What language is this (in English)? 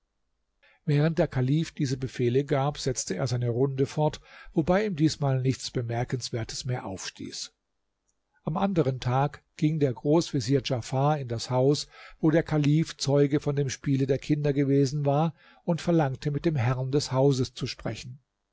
German